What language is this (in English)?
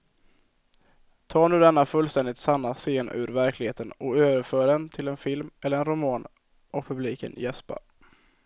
Swedish